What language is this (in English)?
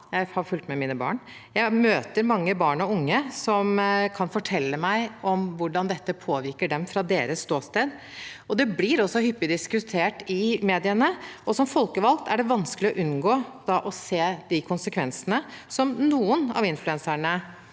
Norwegian